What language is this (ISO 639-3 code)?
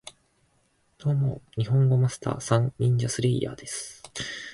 jpn